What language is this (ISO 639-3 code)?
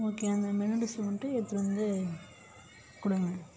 tam